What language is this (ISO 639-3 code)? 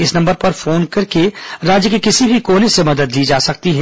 hin